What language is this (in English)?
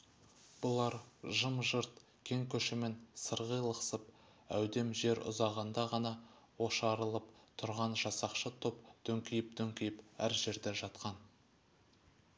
Kazakh